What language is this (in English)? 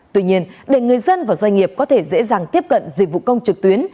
Vietnamese